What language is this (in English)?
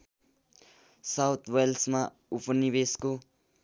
Nepali